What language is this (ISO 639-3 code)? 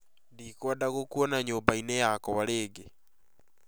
kik